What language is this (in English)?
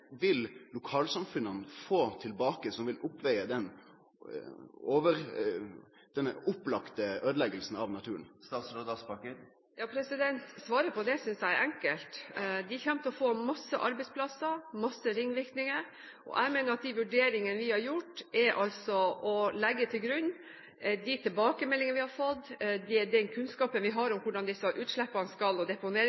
Norwegian